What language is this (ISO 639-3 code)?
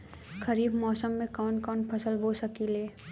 bho